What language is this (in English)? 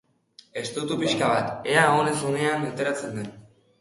Basque